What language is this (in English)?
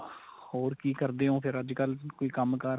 Punjabi